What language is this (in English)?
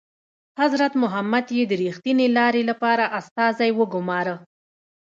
Pashto